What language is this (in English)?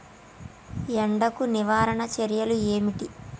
Telugu